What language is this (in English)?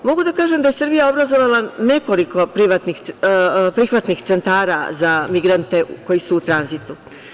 Serbian